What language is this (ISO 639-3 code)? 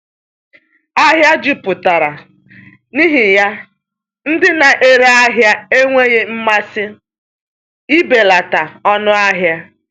ibo